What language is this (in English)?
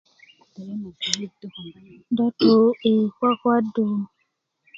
Kuku